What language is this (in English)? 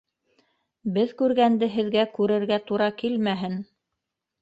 Bashkir